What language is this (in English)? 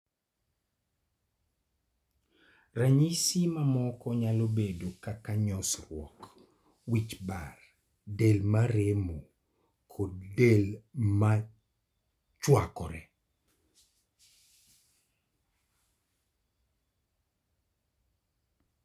Luo (Kenya and Tanzania)